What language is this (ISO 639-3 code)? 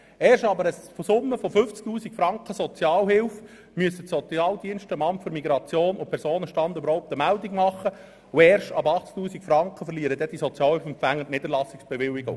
gsw